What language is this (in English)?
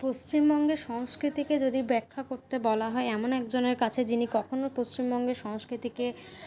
Bangla